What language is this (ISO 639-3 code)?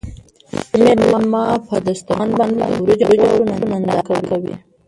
pus